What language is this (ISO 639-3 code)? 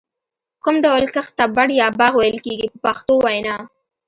pus